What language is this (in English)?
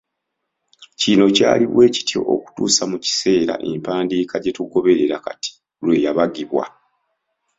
Ganda